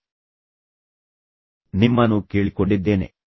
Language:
Kannada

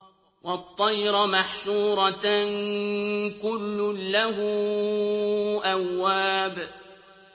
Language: Arabic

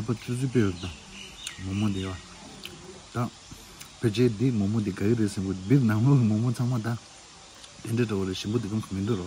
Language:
Korean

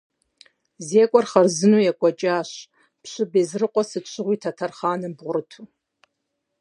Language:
Kabardian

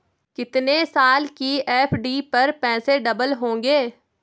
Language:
Hindi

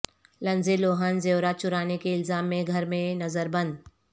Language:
Urdu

